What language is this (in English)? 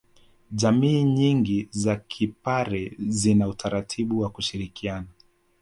Swahili